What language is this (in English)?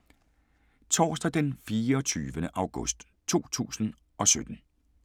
Danish